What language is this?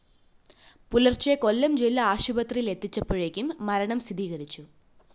Malayalam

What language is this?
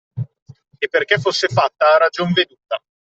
Italian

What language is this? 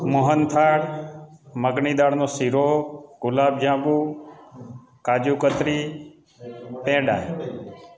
Gujarati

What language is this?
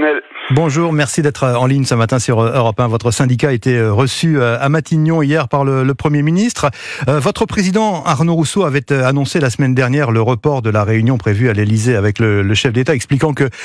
French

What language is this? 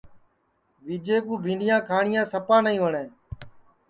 Sansi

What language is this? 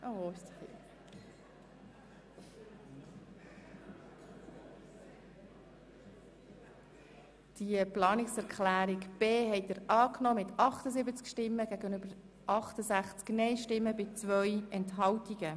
Swiss German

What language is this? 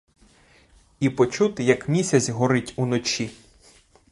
Ukrainian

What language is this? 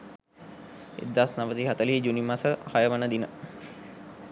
Sinhala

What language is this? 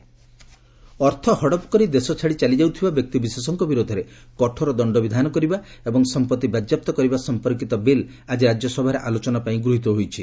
Odia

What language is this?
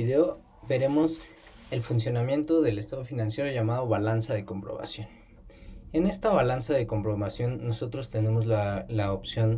Spanish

